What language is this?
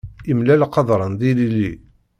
Kabyle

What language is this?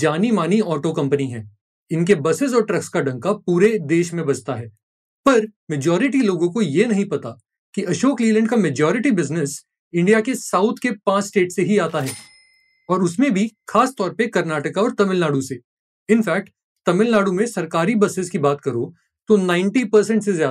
Hindi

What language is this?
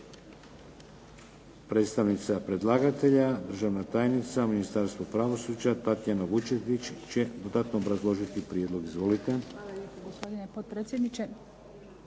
Croatian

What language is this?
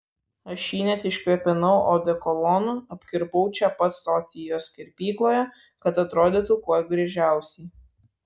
Lithuanian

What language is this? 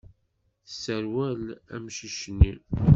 Kabyle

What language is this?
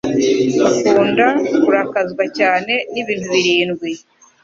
Kinyarwanda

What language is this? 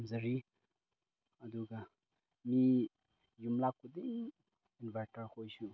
Manipuri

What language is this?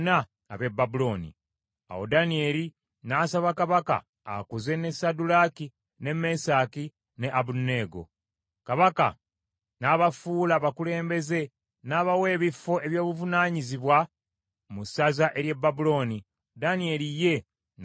Ganda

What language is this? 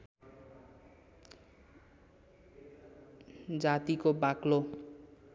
Nepali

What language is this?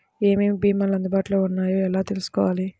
Telugu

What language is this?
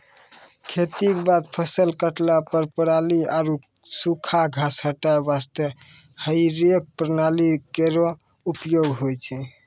Maithili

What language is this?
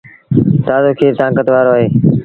Sindhi Bhil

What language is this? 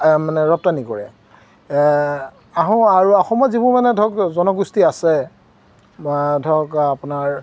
Assamese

